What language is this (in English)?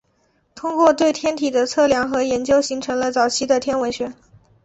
Chinese